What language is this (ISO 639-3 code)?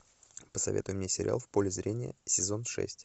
rus